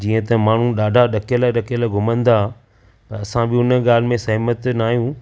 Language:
Sindhi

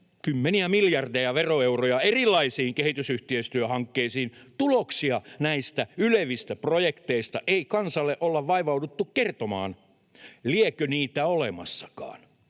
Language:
Finnish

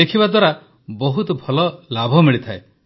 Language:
Odia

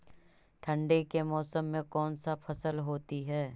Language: Magahi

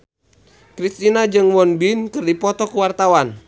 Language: Sundanese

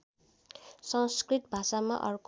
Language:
Nepali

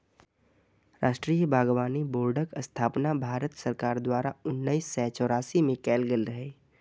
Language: Maithili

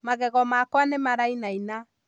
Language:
Kikuyu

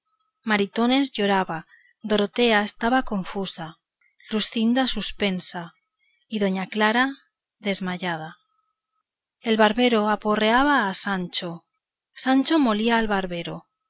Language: Spanish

